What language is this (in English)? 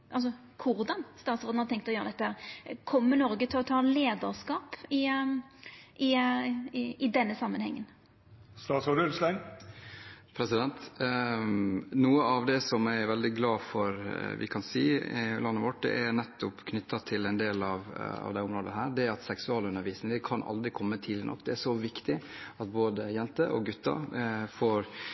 Norwegian